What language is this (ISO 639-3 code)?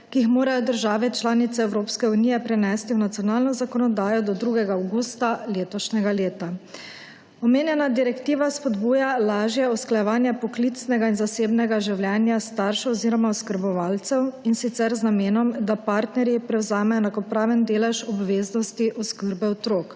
slv